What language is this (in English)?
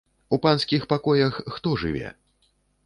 Belarusian